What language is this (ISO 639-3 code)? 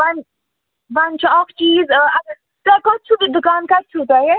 kas